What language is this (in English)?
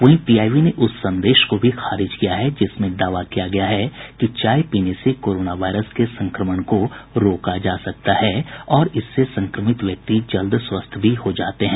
Hindi